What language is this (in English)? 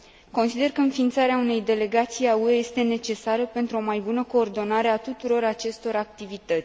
Romanian